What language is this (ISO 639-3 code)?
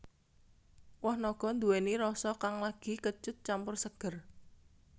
jav